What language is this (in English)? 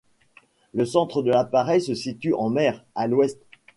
French